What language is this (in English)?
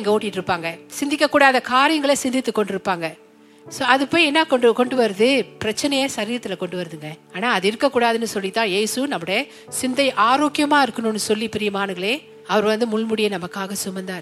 Tamil